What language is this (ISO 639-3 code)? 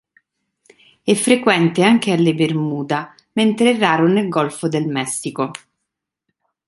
ita